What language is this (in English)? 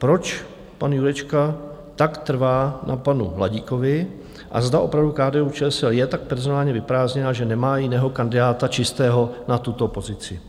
Czech